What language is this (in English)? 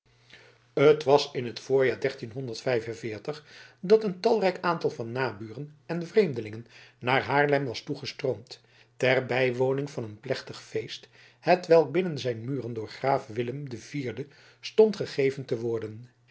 Dutch